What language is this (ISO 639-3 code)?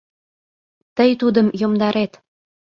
chm